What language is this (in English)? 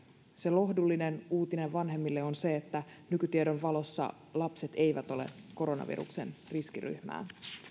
Finnish